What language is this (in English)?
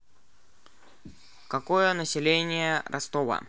Russian